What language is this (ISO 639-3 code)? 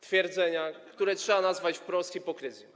pol